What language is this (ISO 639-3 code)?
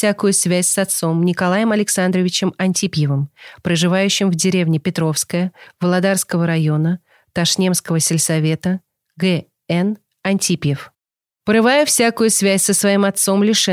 rus